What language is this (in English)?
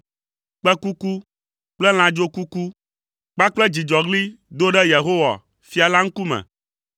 Ewe